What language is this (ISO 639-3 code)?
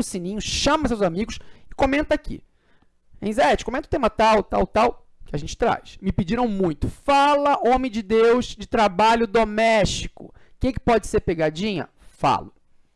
por